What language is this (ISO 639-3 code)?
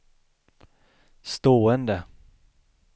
swe